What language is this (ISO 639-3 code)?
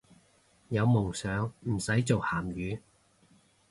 yue